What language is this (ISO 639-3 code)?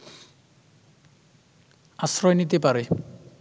ben